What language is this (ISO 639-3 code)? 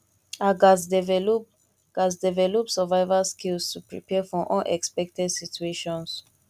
pcm